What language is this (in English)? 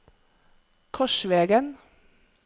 Norwegian